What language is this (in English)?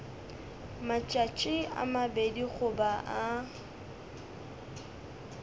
Northern Sotho